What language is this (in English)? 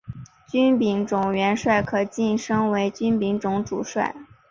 Chinese